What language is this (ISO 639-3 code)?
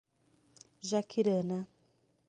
por